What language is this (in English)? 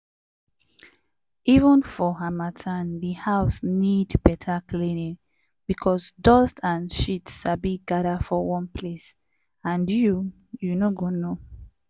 Nigerian Pidgin